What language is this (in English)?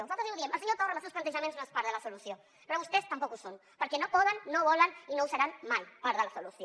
Catalan